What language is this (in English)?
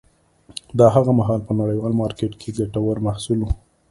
Pashto